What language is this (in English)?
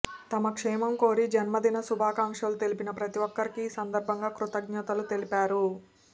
Telugu